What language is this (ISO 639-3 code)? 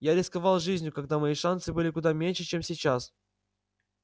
rus